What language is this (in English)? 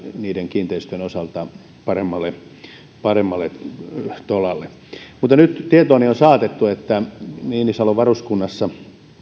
Finnish